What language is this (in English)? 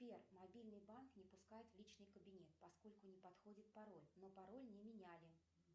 Russian